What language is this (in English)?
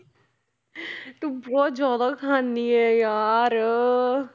Punjabi